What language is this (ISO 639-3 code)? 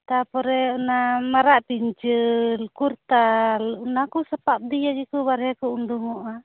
sat